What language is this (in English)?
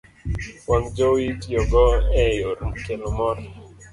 Luo (Kenya and Tanzania)